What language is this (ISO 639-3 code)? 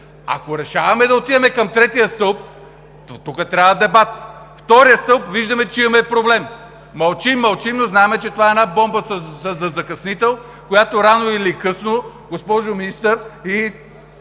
bul